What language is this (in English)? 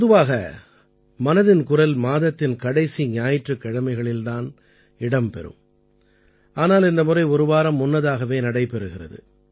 Tamil